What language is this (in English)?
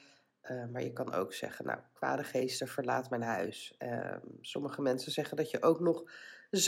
Dutch